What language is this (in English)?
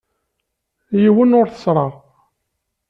Kabyle